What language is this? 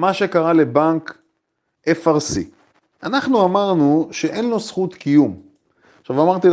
Hebrew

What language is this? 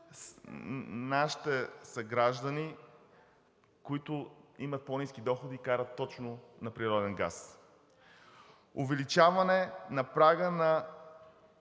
Bulgarian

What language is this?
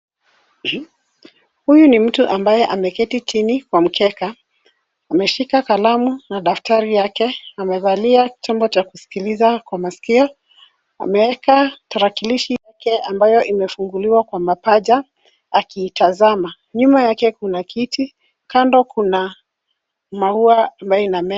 Swahili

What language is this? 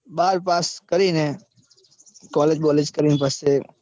Gujarati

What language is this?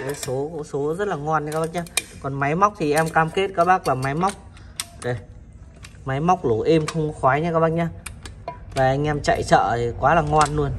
Vietnamese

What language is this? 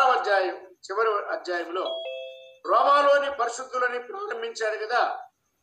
Telugu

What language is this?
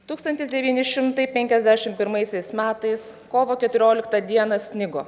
Lithuanian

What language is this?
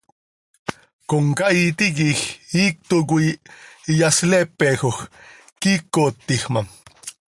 Seri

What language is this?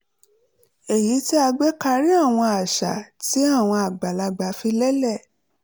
Yoruba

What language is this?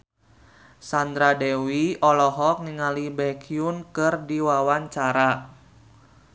Sundanese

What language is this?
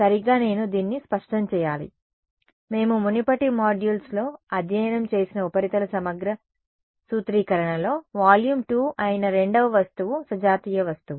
Telugu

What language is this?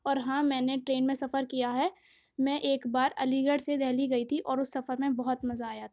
Urdu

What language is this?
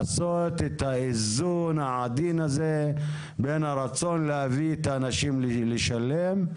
Hebrew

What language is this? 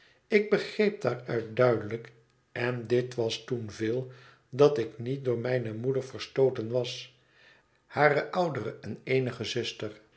Dutch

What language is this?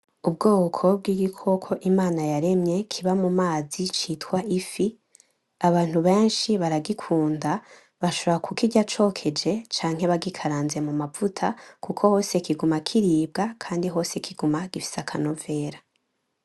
Rundi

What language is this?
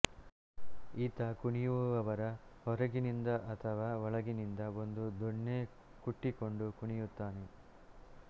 Kannada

